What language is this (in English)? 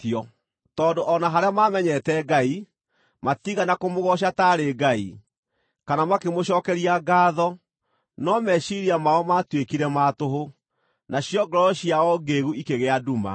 Kikuyu